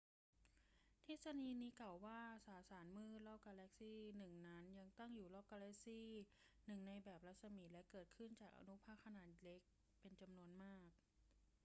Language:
Thai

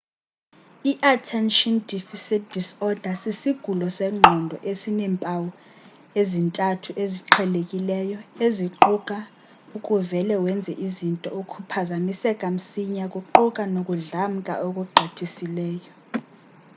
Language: Xhosa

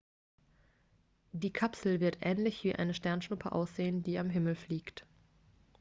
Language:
German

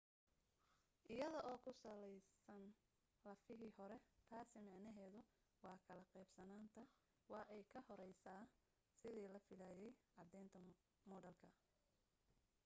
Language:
Somali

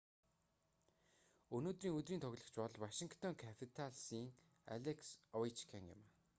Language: Mongolian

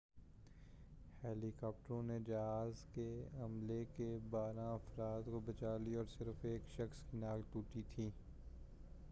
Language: Urdu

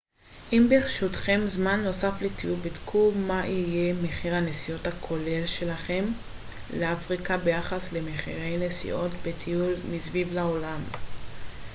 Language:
Hebrew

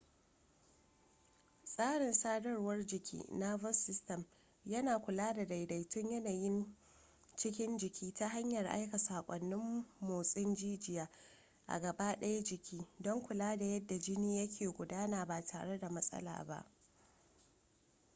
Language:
Hausa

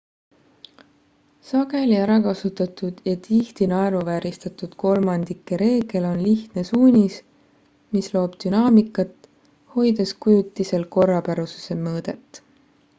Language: Estonian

